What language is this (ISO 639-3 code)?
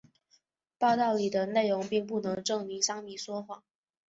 zho